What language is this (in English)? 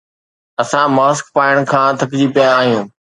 Sindhi